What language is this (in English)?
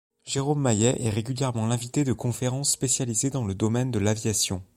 French